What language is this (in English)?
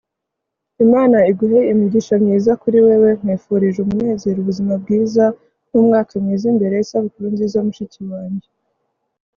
Kinyarwanda